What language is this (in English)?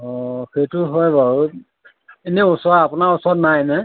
Assamese